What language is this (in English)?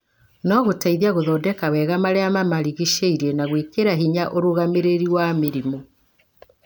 Kikuyu